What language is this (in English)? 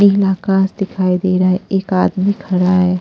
Hindi